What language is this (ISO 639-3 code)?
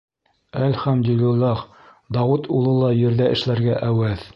bak